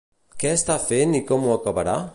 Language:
Catalan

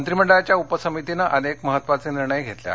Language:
Marathi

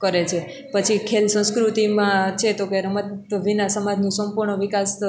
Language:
Gujarati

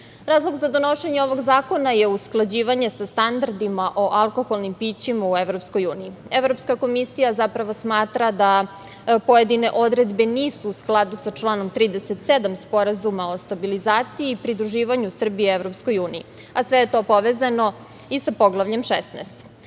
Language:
Serbian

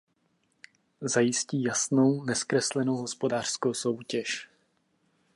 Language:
Czech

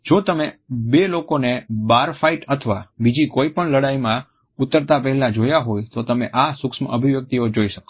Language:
Gujarati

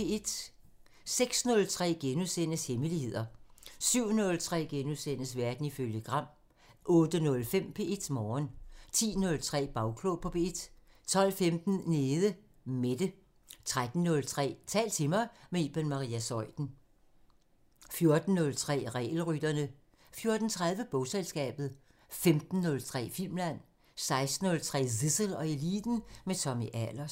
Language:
Danish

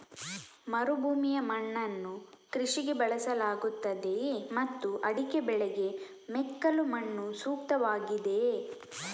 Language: Kannada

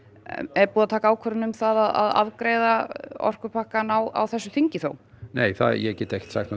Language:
Icelandic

